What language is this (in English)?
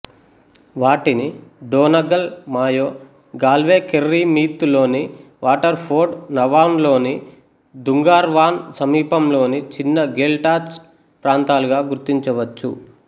Telugu